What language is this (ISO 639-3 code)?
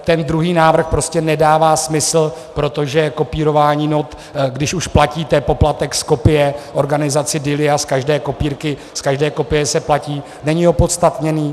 ces